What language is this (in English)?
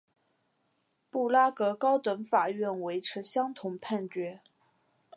Chinese